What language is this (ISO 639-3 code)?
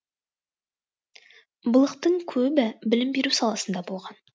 kaz